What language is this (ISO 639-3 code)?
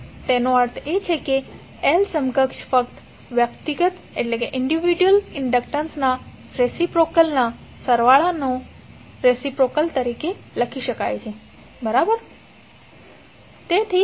guj